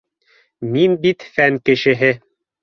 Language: Bashkir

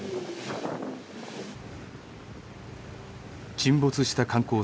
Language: Japanese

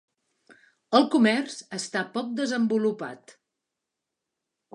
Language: Catalan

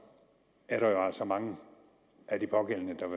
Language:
Danish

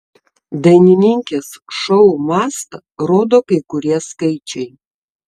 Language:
Lithuanian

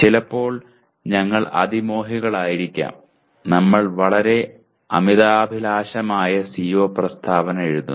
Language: Malayalam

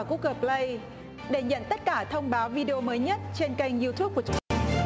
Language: Vietnamese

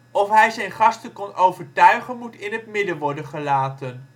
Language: Dutch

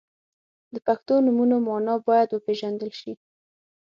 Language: Pashto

